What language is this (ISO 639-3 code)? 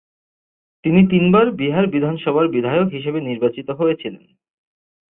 ben